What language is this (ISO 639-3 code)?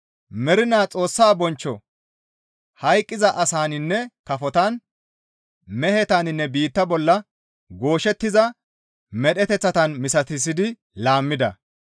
gmv